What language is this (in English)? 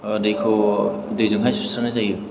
Bodo